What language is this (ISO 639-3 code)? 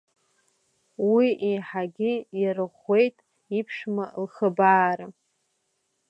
abk